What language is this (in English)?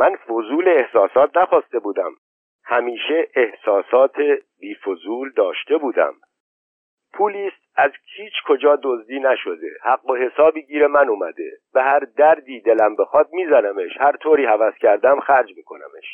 Persian